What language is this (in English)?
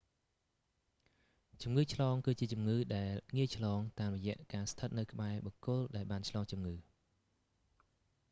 Khmer